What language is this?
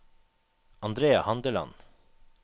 Norwegian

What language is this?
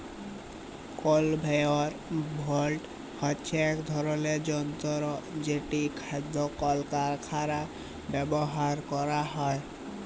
Bangla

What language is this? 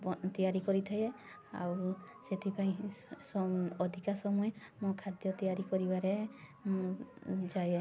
Odia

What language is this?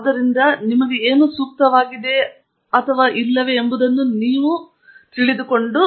Kannada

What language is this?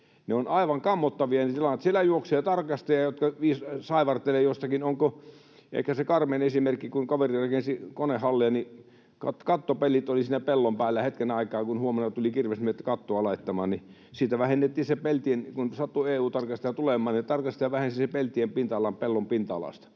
Finnish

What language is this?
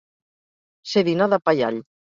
Catalan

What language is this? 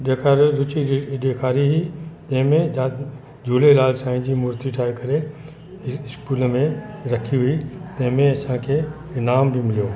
Sindhi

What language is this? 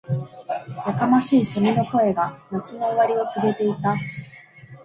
Japanese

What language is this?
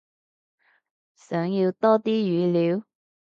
Cantonese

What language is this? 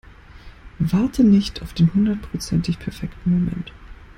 German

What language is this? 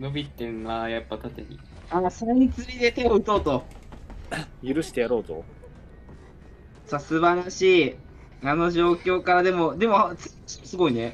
Japanese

